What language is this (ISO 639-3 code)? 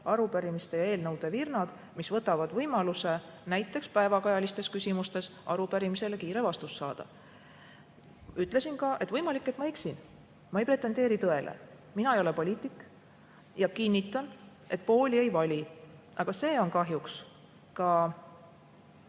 est